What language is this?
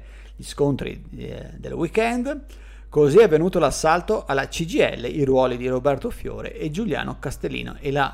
Italian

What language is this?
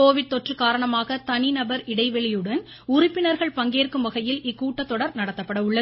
Tamil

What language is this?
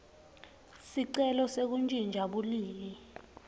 Swati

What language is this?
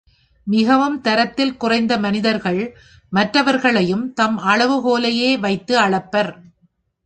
Tamil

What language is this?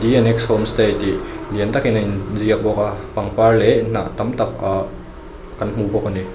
Mizo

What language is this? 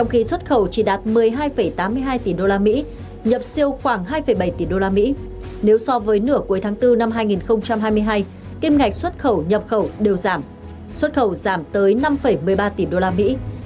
Vietnamese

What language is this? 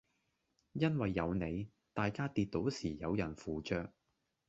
Cantonese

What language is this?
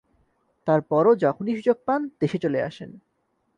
Bangla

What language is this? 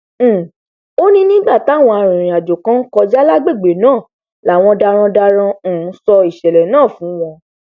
Yoruba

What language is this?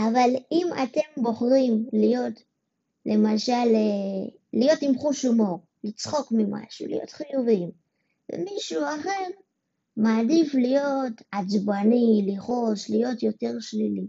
Hebrew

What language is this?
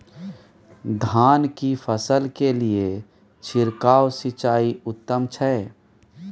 Maithili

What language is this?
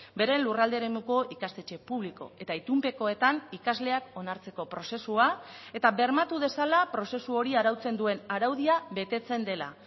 Basque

